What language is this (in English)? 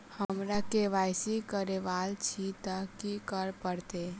Maithili